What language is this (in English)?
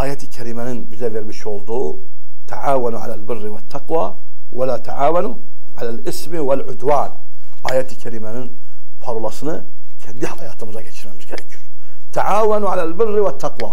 Turkish